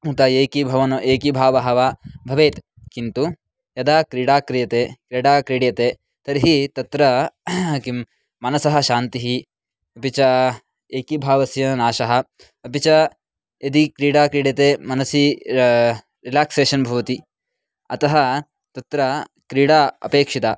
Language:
Sanskrit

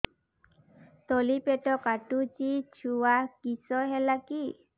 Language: Odia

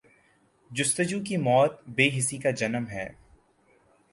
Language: Urdu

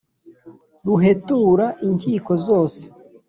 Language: Kinyarwanda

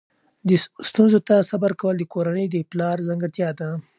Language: Pashto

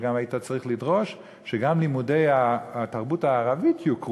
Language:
Hebrew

